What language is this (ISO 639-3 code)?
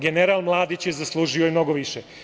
srp